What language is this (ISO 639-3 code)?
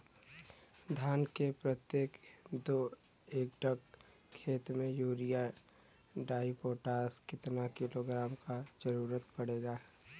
bho